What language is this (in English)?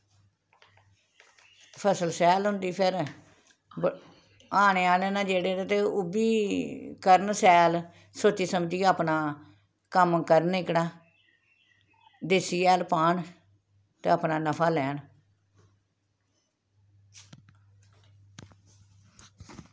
Dogri